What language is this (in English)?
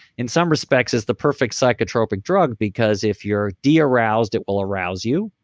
English